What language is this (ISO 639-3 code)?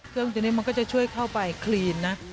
tha